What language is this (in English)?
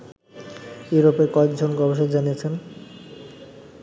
Bangla